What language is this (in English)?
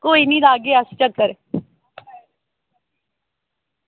Dogri